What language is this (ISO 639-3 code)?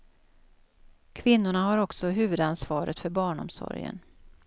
swe